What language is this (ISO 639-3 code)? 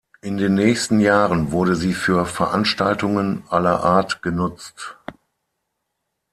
deu